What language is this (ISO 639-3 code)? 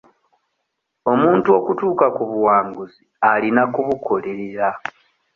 lug